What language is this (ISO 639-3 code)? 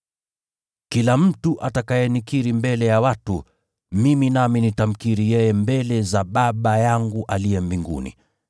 swa